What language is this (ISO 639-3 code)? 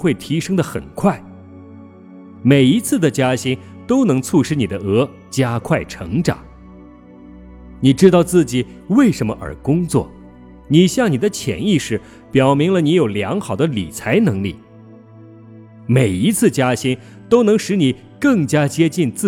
zho